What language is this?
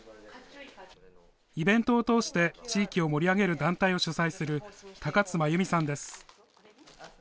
Japanese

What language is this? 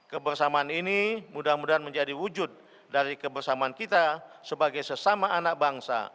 Indonesian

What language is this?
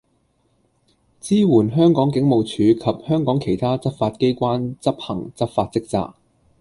Cantonese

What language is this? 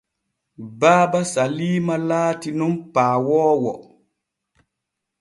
Borgu Fulfulde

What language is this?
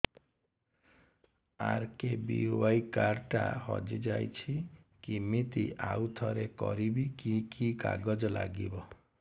Odia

